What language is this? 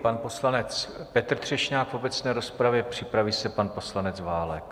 Czech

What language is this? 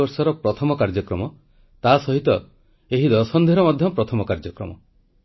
Odia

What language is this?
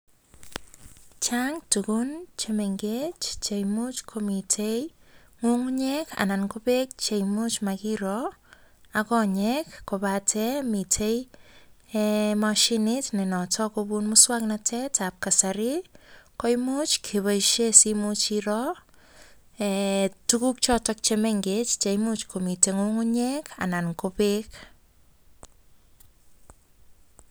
Kalenjin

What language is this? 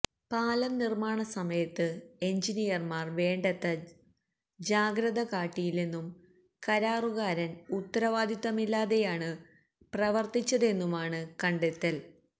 Malayalam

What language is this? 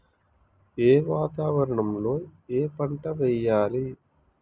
Telugu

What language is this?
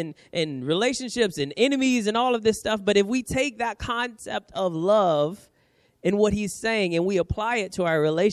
English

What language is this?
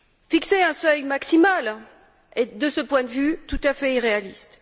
French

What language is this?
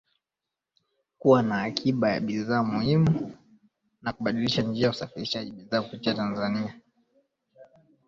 Swahili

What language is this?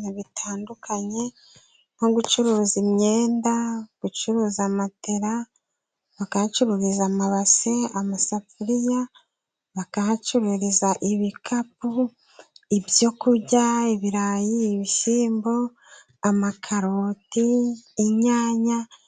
Kinyarwanda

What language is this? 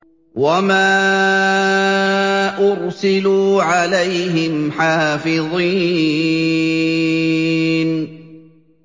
Arabic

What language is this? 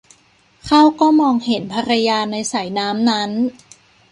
Thai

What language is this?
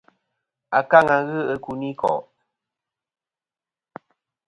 Kom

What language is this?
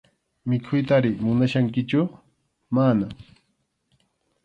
Arequipa-La Unión Quechua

